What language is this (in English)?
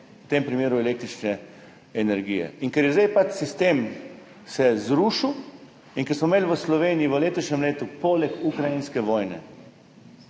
Slovenian